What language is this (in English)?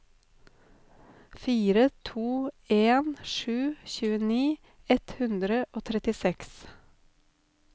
Norwegian